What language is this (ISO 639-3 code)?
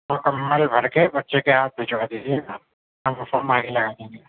urd